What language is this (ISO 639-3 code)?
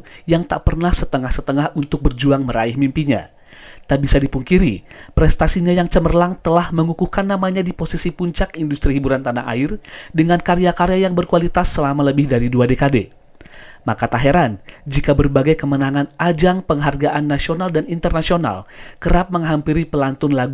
ind